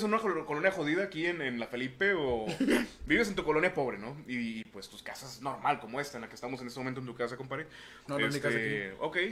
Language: Spanish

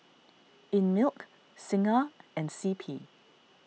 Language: English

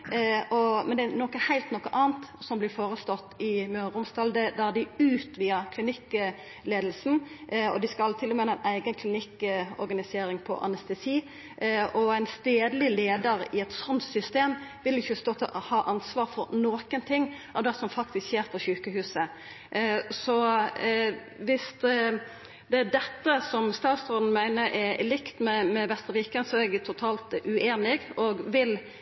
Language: Norwegian Nynorsk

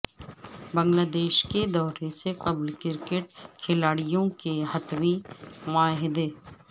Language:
Urdu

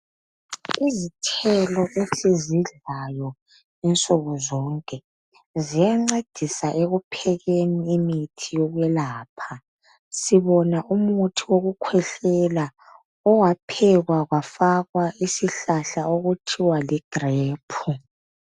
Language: North Ndebele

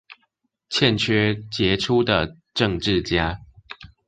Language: Chinese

